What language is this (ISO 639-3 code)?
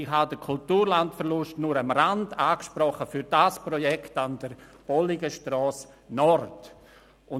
gsw